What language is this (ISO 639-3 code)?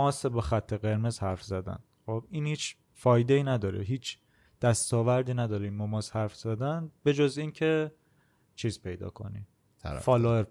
fas